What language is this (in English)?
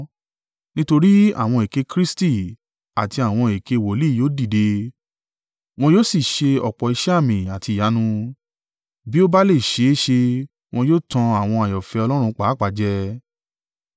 Yoruba